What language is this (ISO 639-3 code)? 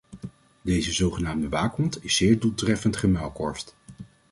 nld